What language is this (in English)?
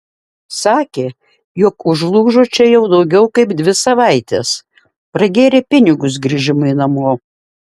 Lithuanian